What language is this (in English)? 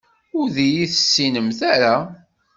Kabyle